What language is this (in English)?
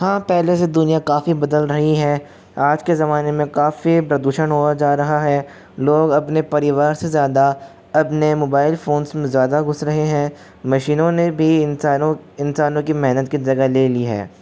Hindi